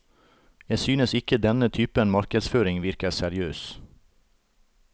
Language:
Norwegian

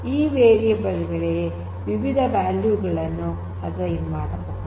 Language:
Kannada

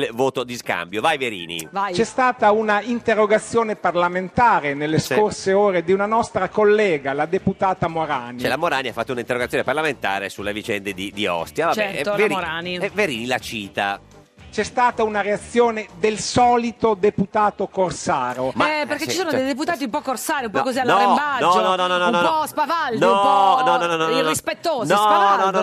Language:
Italian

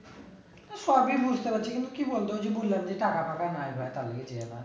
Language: Bangla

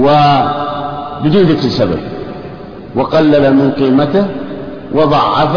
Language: Arabic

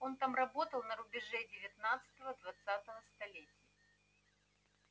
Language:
Russian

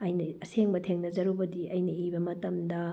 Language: Manipuri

